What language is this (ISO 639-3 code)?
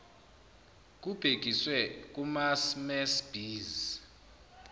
zul